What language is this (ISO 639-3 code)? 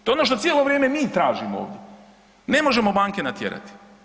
hrv